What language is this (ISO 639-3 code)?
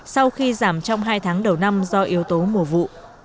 vie